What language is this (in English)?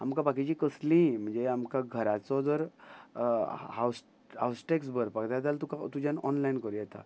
Konkani